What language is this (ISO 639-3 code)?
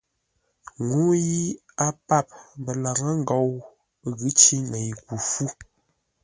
nla